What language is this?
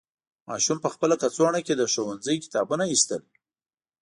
Pashto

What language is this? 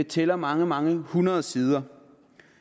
Danish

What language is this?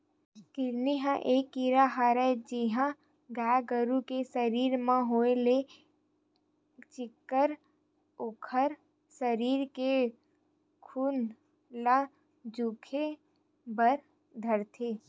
Chhattisgarhi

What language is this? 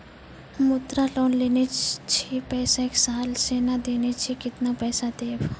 Maithili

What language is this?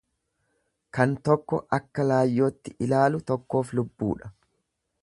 Oromo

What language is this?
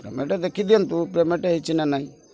Odia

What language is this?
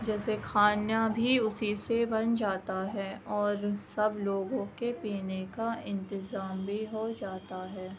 Urdu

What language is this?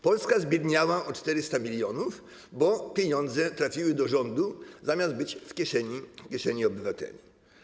Polish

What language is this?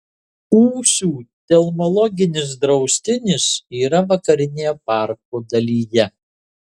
Lithuanian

